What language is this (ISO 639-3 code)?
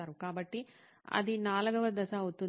tel